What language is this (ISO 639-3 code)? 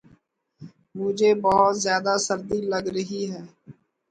urd